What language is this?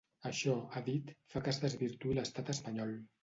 Catalan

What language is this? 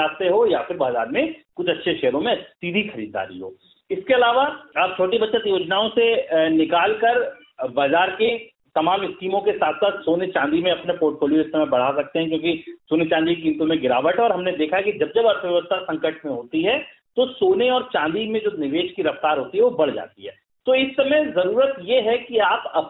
Hindi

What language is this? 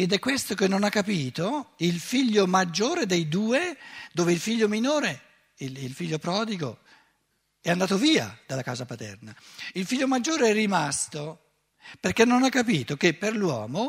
Italian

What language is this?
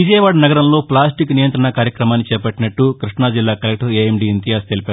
Telugu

